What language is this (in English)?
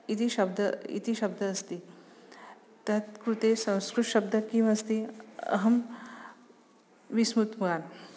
Sanskrit